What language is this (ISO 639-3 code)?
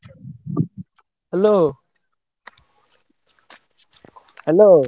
ori